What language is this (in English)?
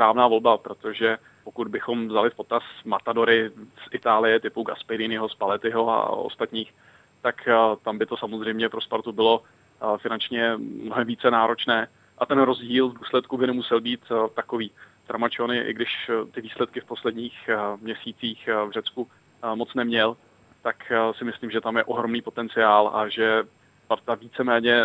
Czech